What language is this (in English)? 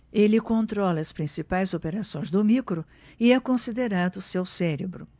Portuguese